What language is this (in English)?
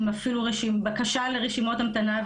Hebrew